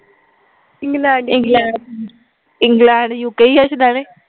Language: Punjabi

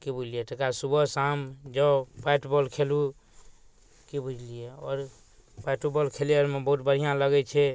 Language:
Maithili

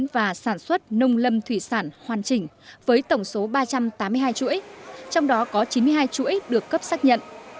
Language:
Vietnamese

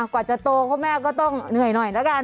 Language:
Thai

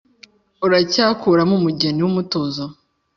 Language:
Kinyarwanda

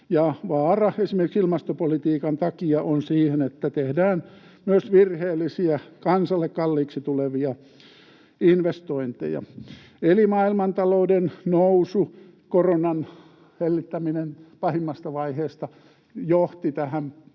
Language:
Finnish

